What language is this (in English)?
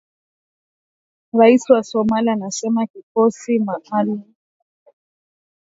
Swahili